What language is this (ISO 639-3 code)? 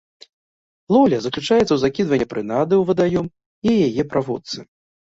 bel